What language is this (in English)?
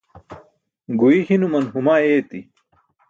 Burushaski